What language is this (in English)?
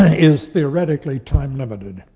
English